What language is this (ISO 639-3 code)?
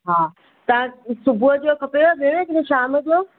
snd